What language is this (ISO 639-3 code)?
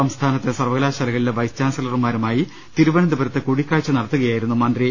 mal